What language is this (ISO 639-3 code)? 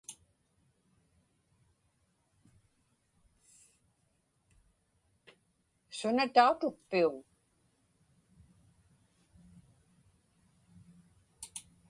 ipk